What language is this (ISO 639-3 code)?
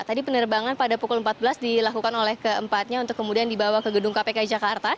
ind